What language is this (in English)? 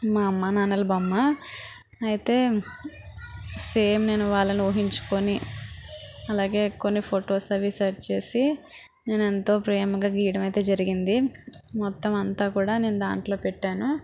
Telugu